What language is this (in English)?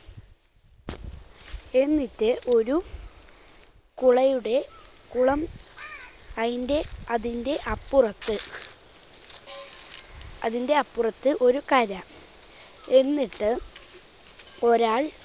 Malayalam